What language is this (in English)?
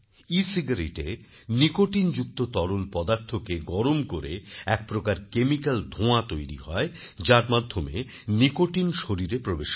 Bangla